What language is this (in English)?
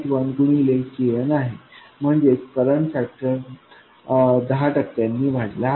Marathi